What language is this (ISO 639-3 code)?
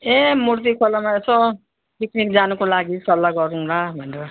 nep